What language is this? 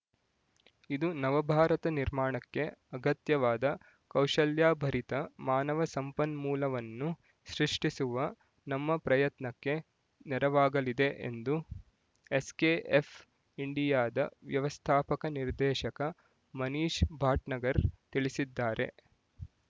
Kannada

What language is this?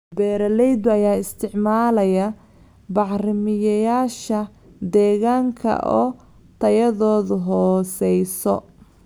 Somali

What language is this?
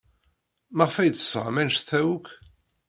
Kabyle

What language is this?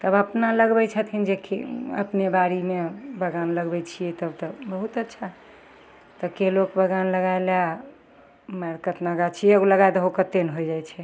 Maithili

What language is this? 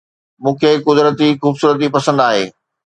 Sindhi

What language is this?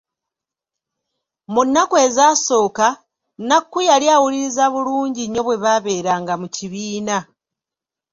Ganda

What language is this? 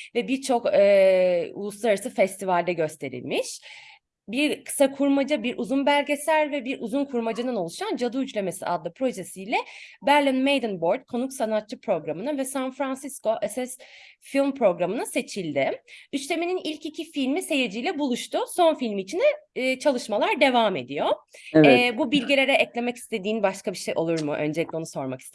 Turkish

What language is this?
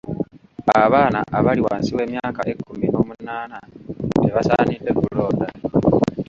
Ganda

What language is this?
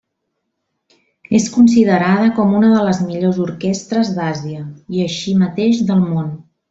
Catalan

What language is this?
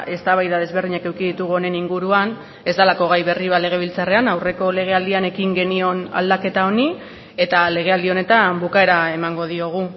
Basque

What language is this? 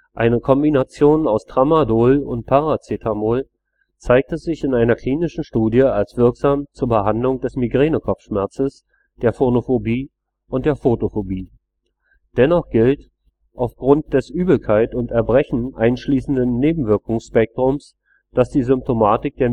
German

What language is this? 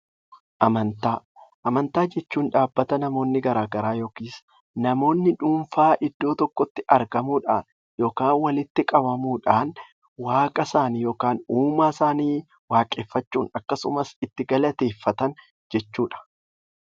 Oromo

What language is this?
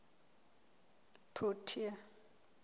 Southern Sotho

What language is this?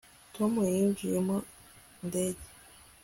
Kinyarwanda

